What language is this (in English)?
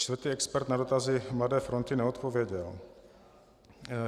Czech